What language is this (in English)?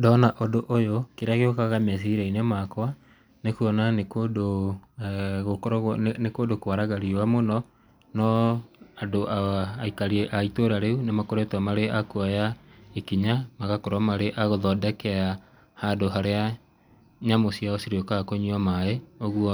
Kikuyu